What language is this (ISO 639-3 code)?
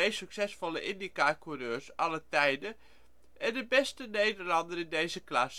nld